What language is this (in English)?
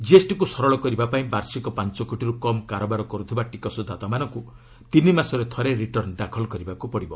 Odia